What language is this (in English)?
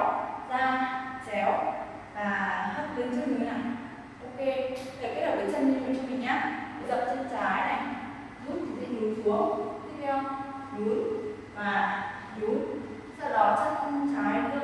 Vietnamese